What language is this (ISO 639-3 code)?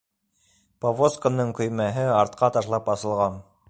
bak